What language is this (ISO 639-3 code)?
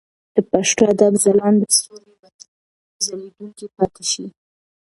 pus